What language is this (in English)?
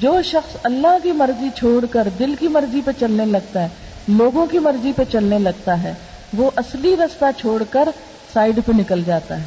Urdu